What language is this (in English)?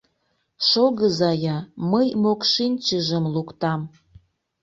Mari